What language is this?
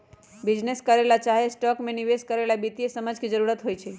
Magahi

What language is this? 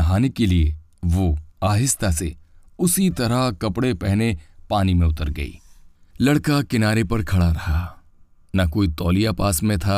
Hindi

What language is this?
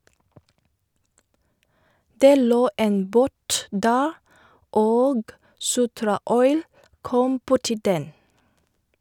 Norwegian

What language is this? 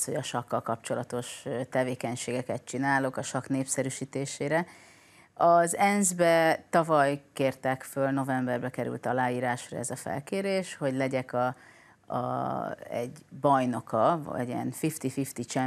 Hungarian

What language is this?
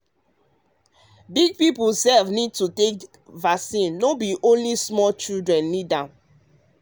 Nigerian Pidgin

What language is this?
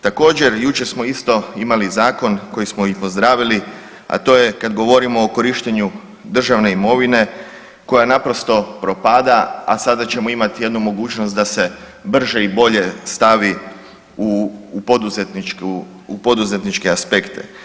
Croatian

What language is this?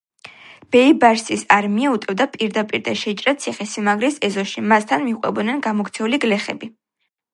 Georgian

